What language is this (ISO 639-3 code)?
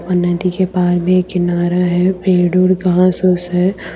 hin